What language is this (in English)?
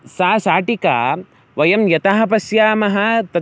Sanskrit